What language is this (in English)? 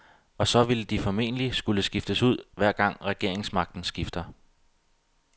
Danish